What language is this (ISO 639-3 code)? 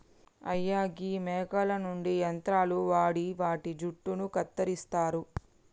tel